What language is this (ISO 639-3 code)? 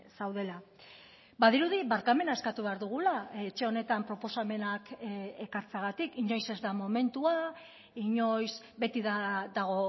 eus